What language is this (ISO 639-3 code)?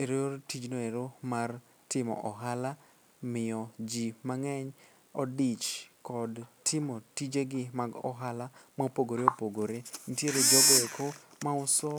luo